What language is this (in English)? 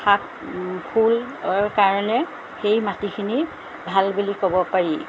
Assamese